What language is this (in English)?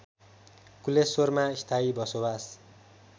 Nepali